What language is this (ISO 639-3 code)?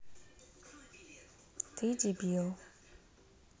rus